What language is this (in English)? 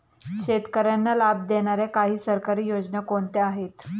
Marathi